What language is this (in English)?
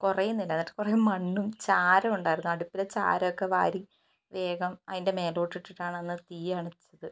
Malayalam